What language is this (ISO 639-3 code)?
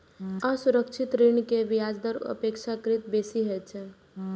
mai